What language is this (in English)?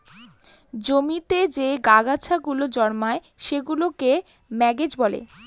Bangla